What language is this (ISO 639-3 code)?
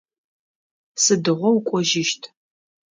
ady